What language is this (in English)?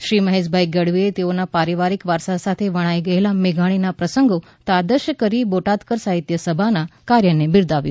Gujarati